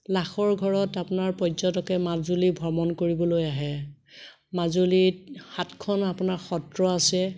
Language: Assamese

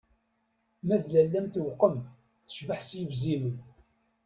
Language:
Kabyle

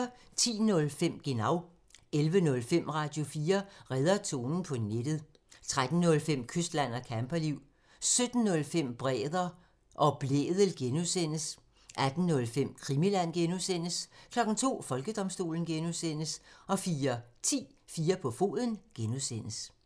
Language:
Danish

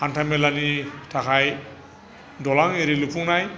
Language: Bodo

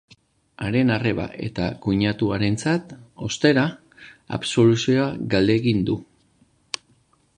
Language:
Basque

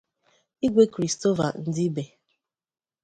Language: Igbo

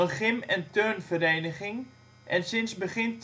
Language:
Dutch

